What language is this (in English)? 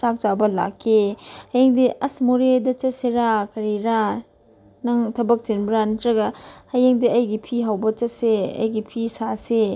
Manipuri